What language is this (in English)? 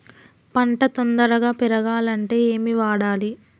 Telugu